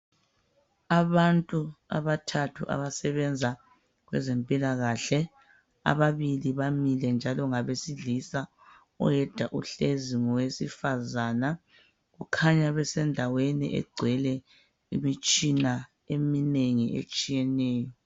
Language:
North Ndebele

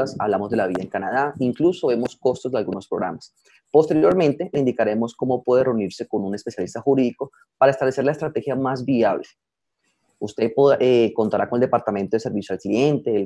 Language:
Spanish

